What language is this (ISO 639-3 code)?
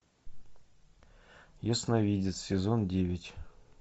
rus